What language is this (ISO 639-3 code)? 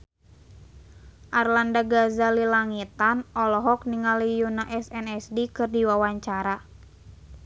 sun